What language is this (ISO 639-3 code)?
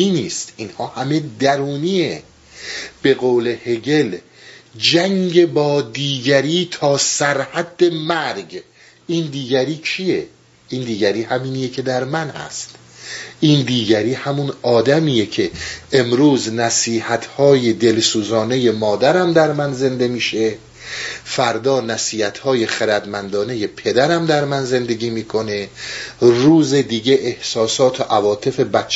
fas